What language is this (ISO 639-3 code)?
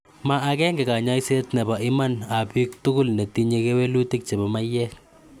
kln